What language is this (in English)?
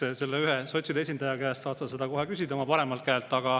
Estonian